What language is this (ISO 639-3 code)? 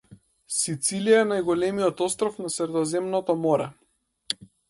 mkd